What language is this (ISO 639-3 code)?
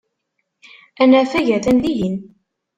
kab